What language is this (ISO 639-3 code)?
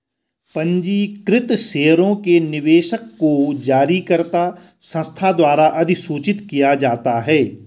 hin